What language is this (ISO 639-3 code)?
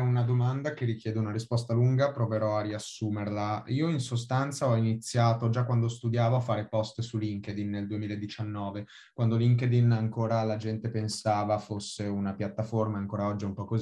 ita